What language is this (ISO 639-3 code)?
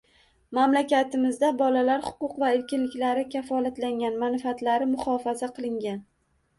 uzb